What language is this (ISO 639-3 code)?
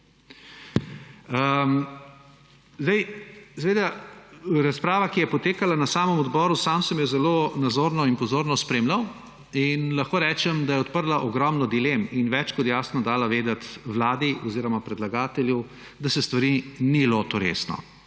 slv